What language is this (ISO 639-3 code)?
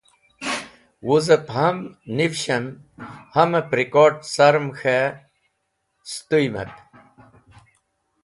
wbl